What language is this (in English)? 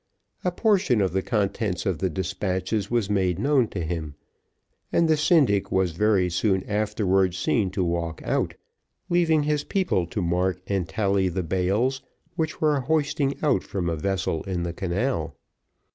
English